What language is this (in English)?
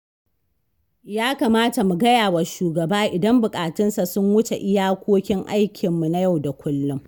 Hausa